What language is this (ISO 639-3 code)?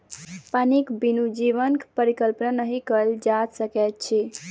mai